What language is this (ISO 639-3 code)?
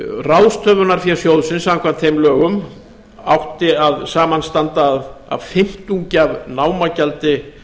isl